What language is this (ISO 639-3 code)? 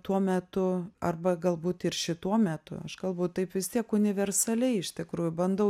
lit